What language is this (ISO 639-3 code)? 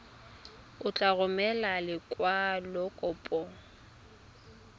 tsn